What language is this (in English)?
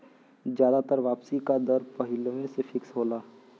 Bhojpuri